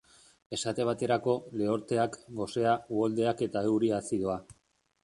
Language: Basque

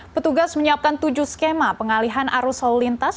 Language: Indonesian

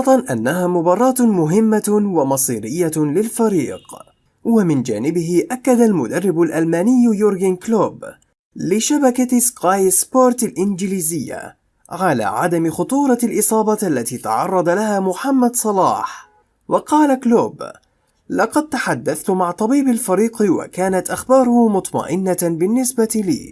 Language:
Arabic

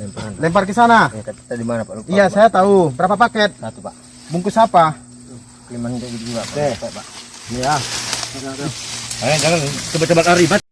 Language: Indonesian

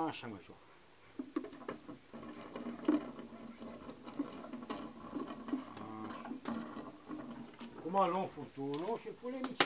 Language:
Romanian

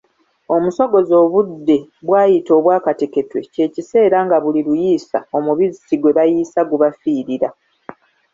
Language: Ganda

